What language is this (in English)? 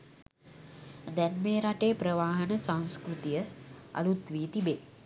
Sinhala